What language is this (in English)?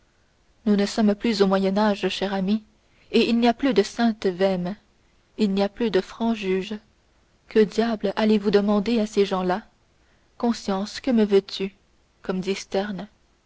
French